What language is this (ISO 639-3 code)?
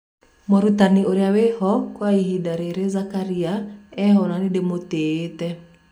kik